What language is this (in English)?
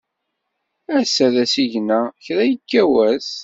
Kabyle